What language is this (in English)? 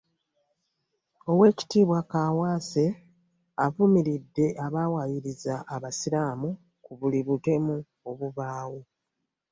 Ganda